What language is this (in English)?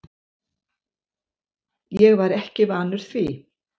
Icelandic